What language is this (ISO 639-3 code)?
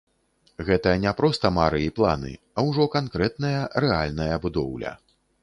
bel